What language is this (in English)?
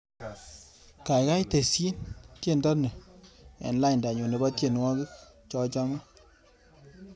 Kalenjin